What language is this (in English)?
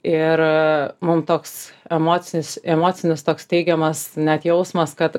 Lithuanian